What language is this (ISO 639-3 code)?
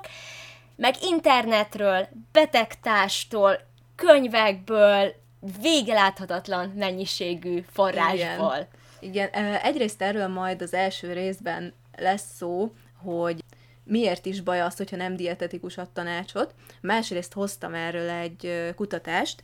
hun